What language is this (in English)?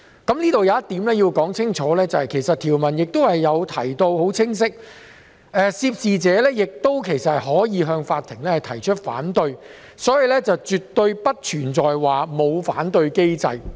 Cantonese